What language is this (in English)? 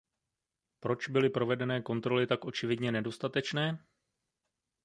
Czech